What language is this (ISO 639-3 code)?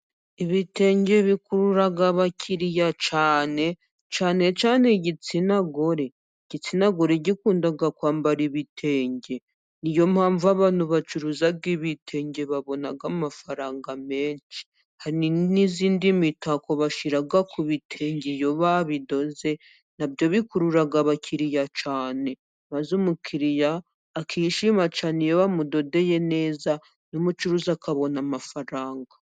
kin